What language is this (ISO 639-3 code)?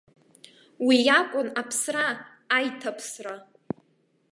abk